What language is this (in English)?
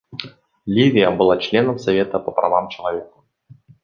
Russian